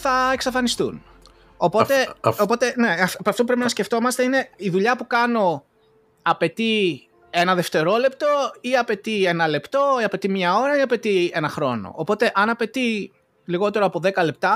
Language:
Greek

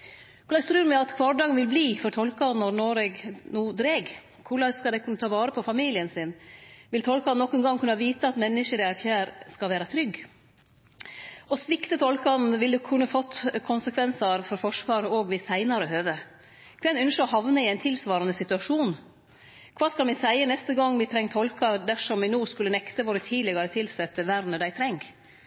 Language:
Norwegian Nynorsk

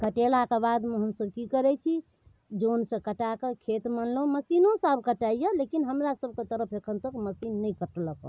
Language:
Maithili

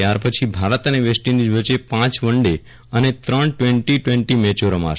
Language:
Gujarati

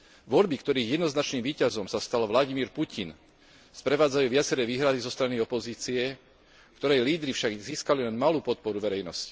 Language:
Slovak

